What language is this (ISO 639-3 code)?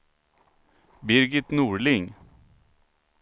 swe